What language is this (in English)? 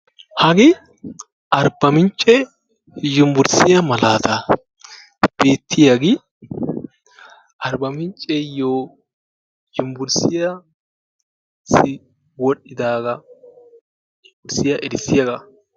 Wolaytta